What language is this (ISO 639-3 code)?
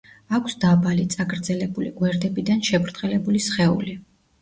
kat